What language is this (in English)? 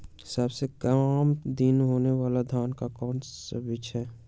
Magahi